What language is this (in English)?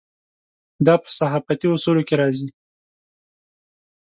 Pashto